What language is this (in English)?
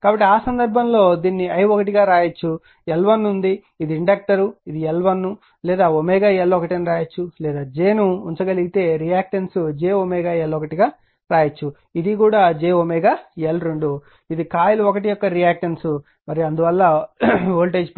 Telugu